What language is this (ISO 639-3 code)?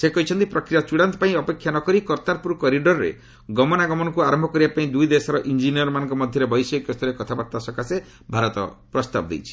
ori